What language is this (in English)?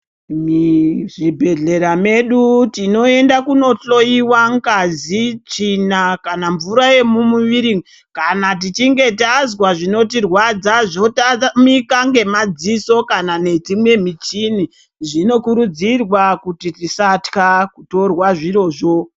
Ndau